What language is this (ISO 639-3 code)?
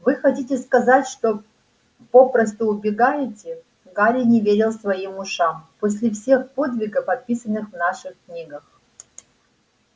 rus